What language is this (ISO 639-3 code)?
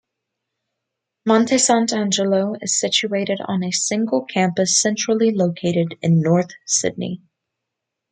eng